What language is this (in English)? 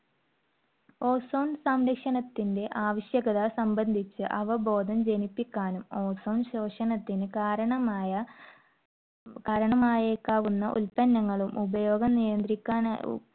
Malayalam